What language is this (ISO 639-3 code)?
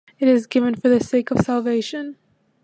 eng